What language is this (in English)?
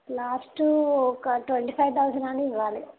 Telugu